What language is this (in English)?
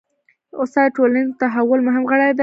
Pashto